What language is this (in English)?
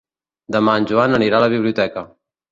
Catalan